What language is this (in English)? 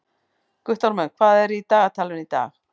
Icelandic